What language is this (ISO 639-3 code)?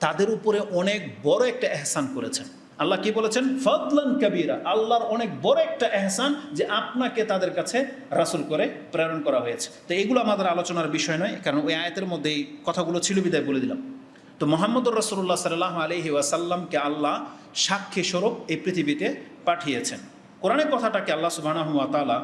ind